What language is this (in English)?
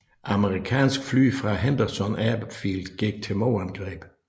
Danish